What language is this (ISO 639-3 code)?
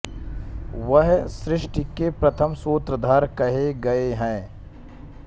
hin